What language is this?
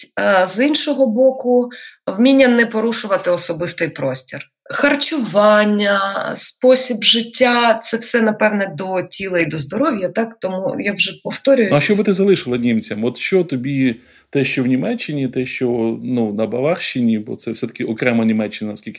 Ukrainian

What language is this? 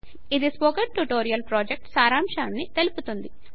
Telugu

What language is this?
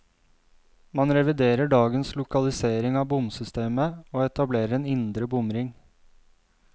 Norwegian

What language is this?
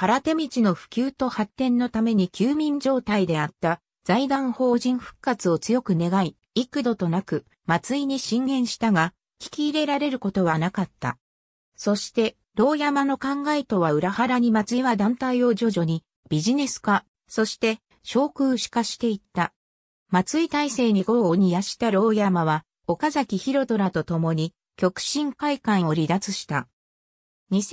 Japanese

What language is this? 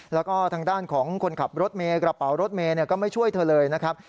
Thai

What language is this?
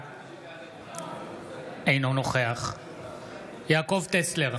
Hebrew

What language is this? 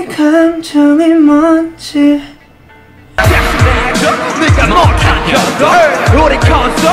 Korean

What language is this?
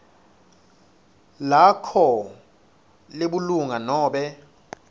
Swati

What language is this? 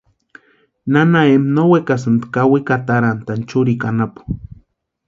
Western Highland Purepecha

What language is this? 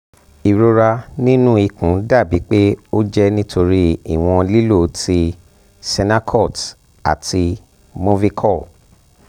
Yoruba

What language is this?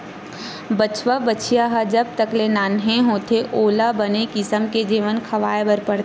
Chhattisgarhi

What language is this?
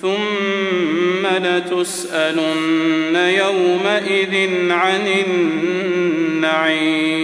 Arabic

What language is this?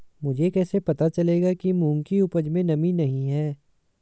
Hindi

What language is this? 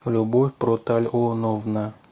Russian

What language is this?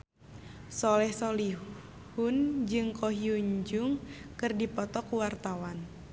Sundanese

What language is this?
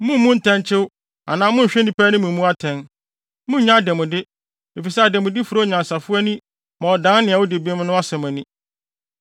Akan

